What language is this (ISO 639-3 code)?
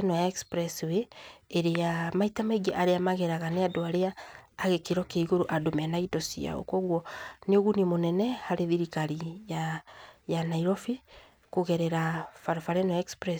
kik